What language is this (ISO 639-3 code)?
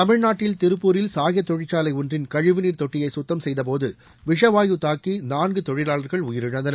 tam